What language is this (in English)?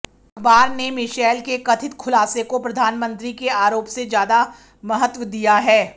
Hindi